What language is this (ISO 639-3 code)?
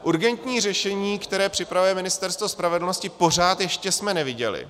ces